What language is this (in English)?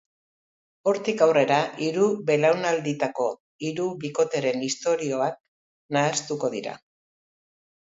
Basque